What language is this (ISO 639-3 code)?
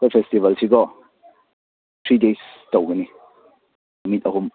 mni